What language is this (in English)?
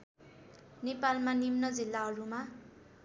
Nepali